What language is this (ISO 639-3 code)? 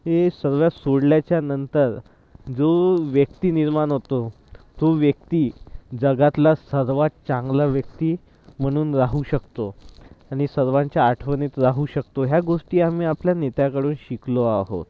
mar